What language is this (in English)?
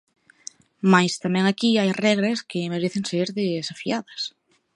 Galician